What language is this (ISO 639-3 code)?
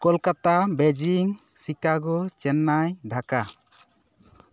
sat